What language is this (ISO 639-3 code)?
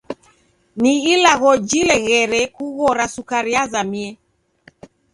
dav